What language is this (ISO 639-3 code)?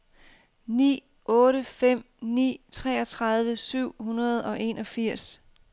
dan